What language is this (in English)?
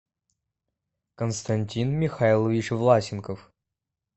Russian